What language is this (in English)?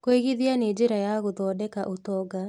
Kikuyu